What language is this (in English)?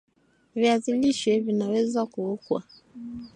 Swahili